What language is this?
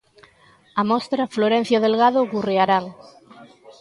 Galician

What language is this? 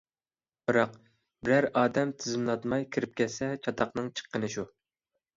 Uyghur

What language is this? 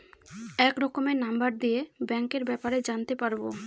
Bangla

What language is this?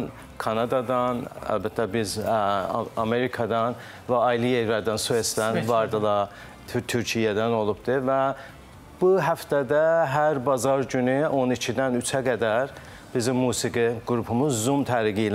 Turkish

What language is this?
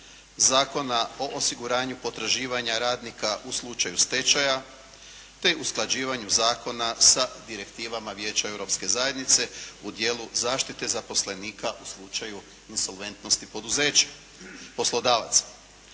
Croatian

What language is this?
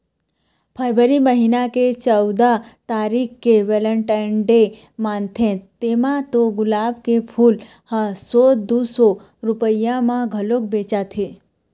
Chhattisgarhi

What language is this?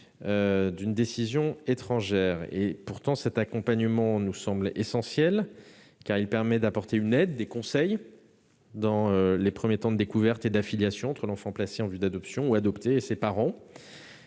French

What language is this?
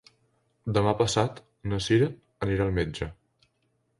Catalan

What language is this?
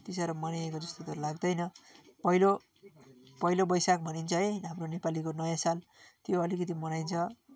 Nepali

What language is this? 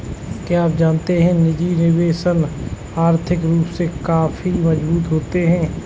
Hindi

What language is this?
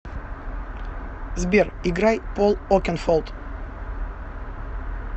Russian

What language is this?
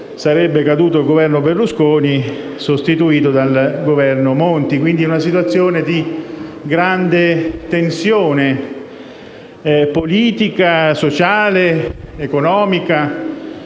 Italian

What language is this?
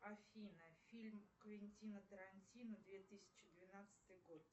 Russian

